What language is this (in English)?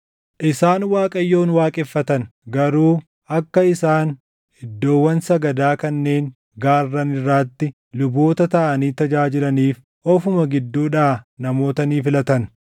Oromo